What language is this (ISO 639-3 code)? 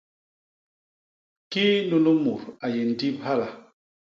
bas